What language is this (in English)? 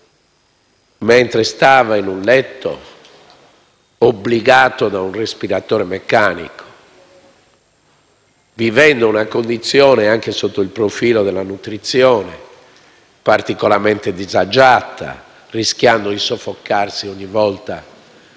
Italian